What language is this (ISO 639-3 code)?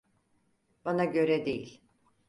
tur